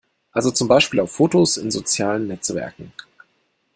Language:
German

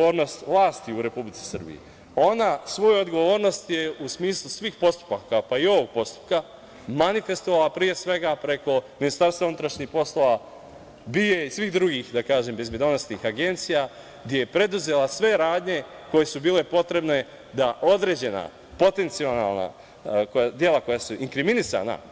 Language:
Serbian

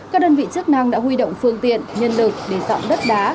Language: Vietnamese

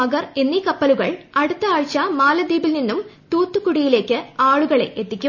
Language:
Malayalam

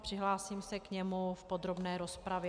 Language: Czech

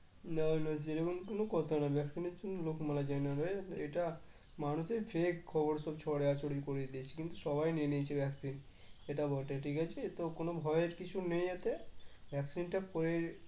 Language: Bangla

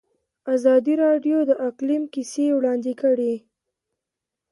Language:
Pashto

